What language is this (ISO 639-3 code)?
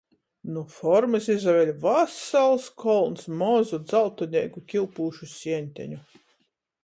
ltg